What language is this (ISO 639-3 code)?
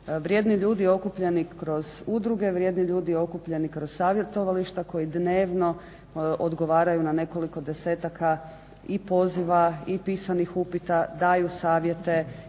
hrv